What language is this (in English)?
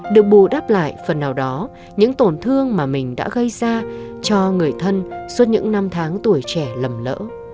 Vietnamese